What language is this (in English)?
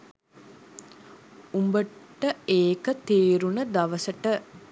Sinhala